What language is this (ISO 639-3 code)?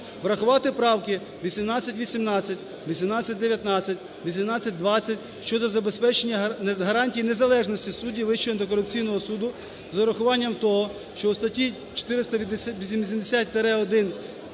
ukr